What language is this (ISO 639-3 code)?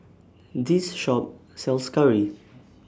eng